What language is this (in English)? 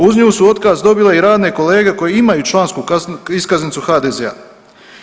Croatian